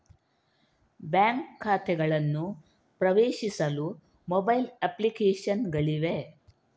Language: Kannada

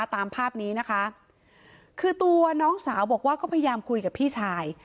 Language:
Thai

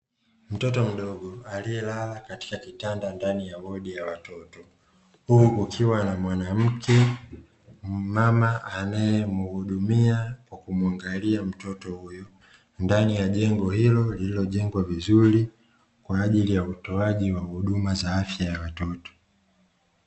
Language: Swahili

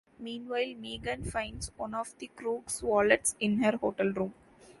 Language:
English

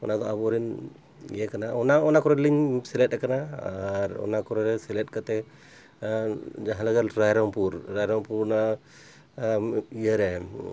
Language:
Santali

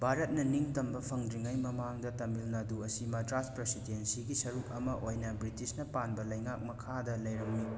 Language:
Manipuri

